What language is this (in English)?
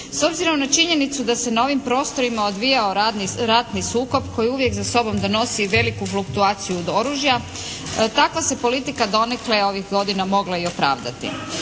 Croatian